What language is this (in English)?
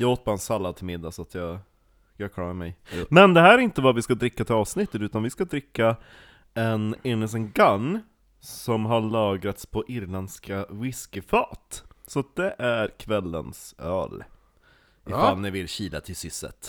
Swedish